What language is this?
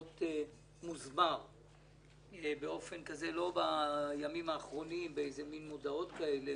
Hebrew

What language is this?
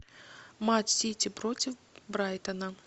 Russian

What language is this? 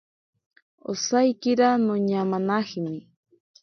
Ashéninka Perené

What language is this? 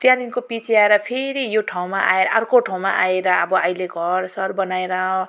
Nepali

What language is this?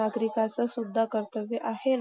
Marathi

